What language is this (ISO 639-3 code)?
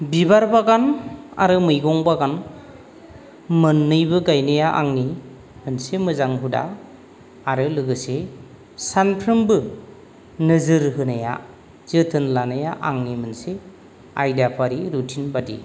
brx